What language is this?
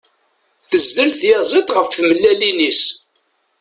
Kabyle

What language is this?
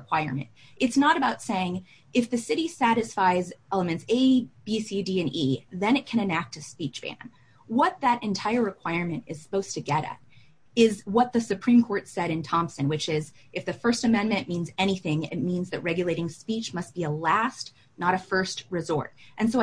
English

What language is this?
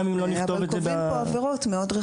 Hebrew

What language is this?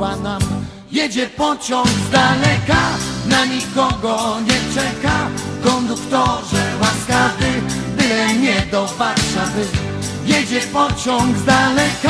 Polish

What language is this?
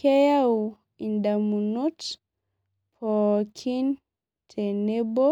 Masai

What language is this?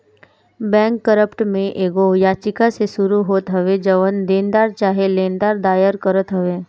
Bhojpuri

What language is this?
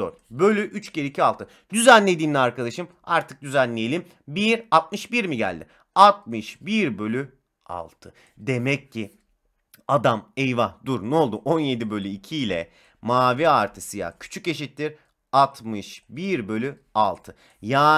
Turkish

